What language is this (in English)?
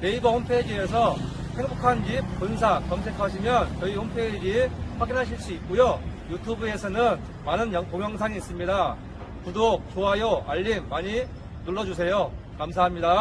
Korean